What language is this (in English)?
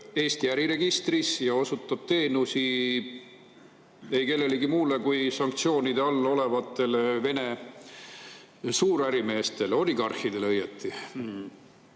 Estonian